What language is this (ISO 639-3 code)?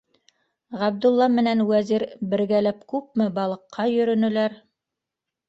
bak